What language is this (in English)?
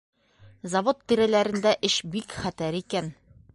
Bashkir